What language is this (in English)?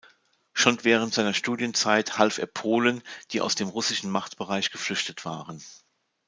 German